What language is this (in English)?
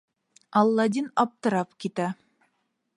Bashkir